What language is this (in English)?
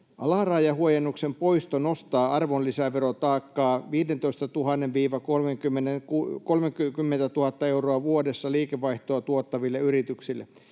Finnish